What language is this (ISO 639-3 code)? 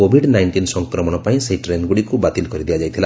ori